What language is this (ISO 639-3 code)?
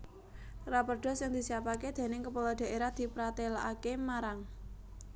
jav